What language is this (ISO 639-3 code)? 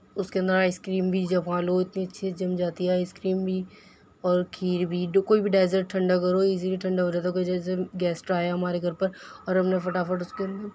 urd